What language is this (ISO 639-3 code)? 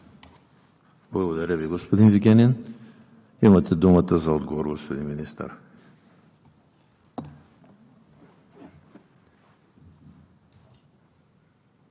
bul